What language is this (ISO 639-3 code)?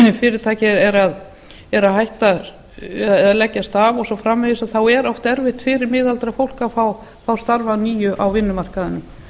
isl